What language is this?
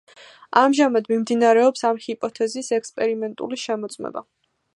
Georgian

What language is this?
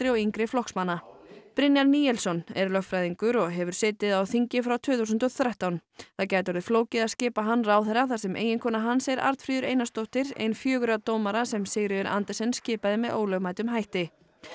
Icelandic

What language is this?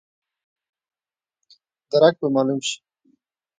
Pashto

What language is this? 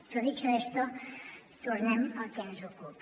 Catalan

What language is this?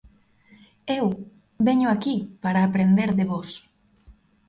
Galician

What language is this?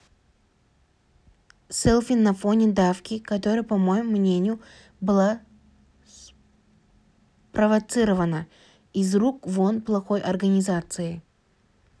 Kazakh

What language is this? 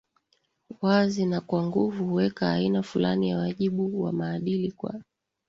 Swahili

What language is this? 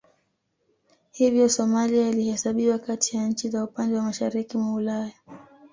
Swahili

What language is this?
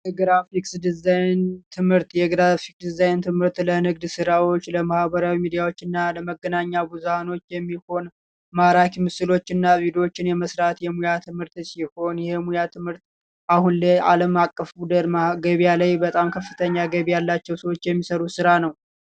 Amharic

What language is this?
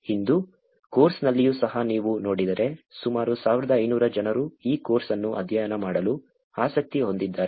Kannada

